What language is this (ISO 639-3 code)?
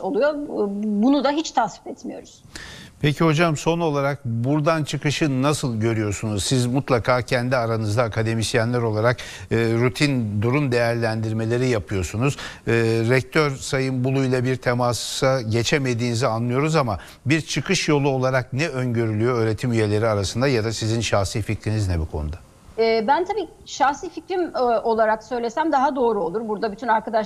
tur